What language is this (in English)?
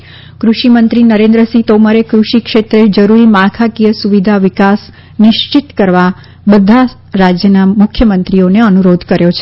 Gujarati